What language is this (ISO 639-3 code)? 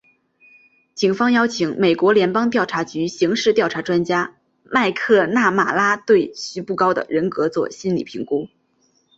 zho